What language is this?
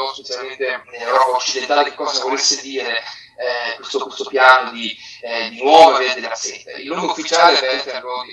Italian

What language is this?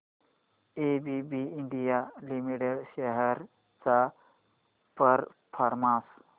Marathi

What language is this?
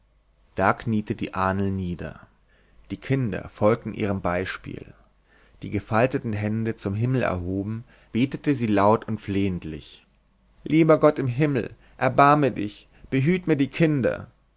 German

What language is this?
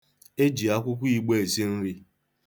Igbo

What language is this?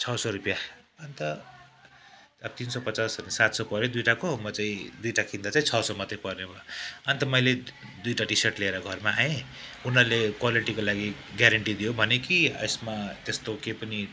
Nepali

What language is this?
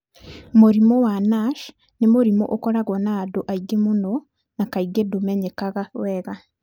Kikuyu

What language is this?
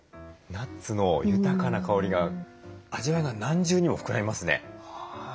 Japanese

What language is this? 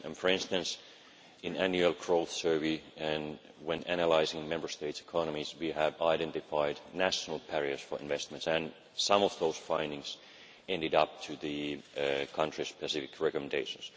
English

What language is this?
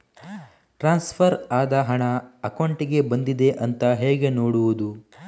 Kannada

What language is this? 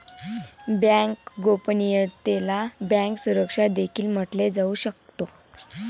Marathi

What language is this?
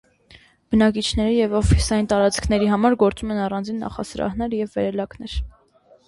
Armenian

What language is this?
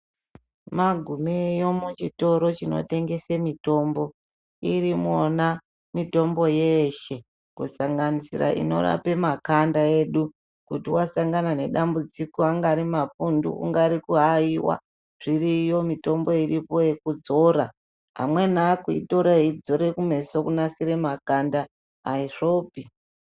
Ndau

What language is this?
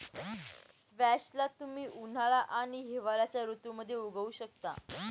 Marathi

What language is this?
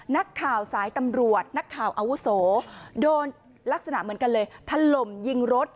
Thai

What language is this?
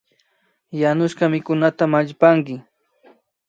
Imbabura Highland Quichua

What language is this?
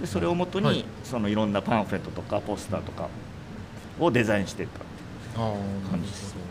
Japanese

